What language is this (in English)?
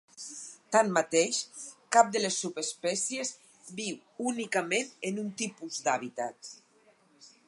Catalan